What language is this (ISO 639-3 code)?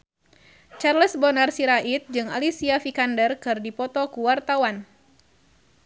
sun